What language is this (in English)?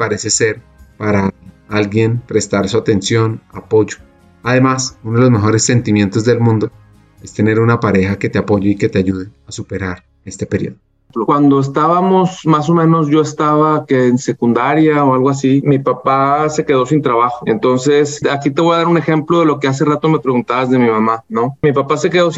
Spanish